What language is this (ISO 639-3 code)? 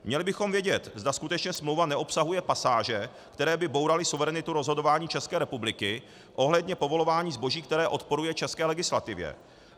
ces